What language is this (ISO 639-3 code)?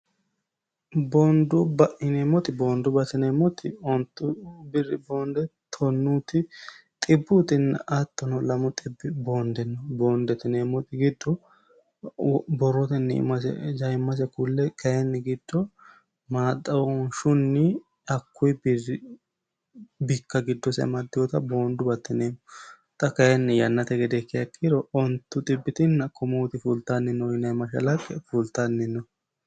sid